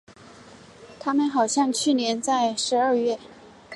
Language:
Chinese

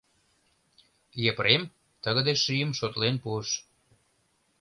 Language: Mari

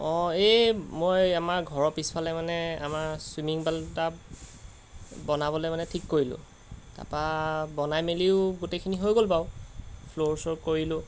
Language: Assamese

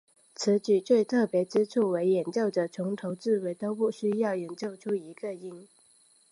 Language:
Chinese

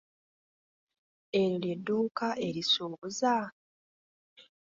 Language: Ganda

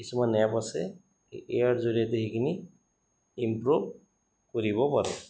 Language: Assamese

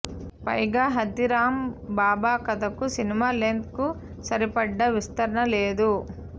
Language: Telugu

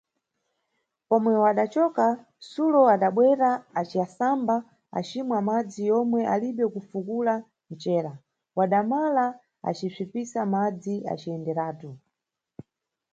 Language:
Nyungwe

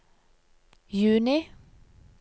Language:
Norwegian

